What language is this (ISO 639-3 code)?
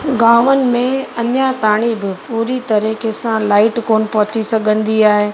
snd